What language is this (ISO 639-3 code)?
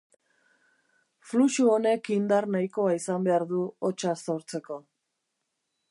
eus